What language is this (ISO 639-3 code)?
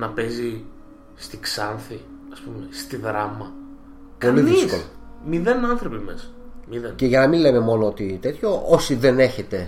ell